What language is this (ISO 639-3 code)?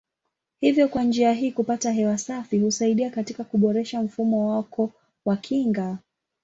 swa